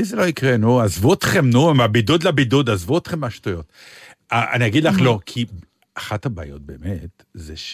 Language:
Hebrew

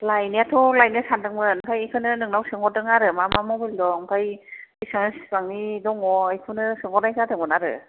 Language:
Bodo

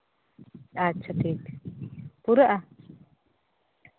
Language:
Santali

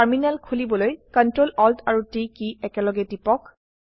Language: Assamese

